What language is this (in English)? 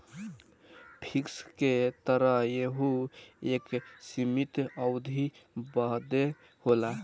Bhojpuri